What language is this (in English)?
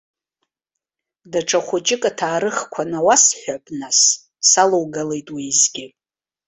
Abkhazian